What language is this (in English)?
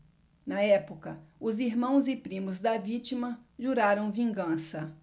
Portuguese